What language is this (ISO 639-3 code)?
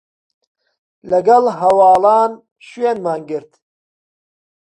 ckb